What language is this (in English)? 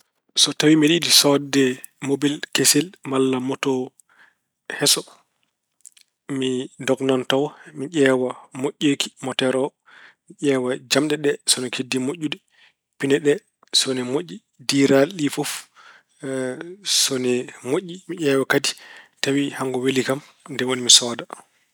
Fula